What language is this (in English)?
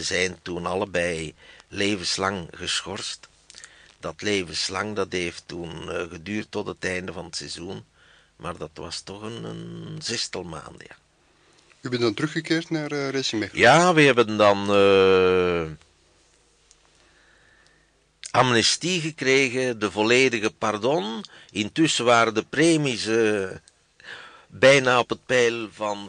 Dutch